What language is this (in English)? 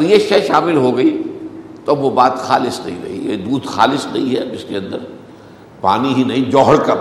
Urdu